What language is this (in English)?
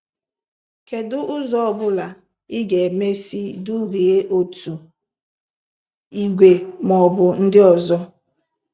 Igbo